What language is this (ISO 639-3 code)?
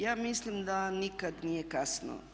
hrv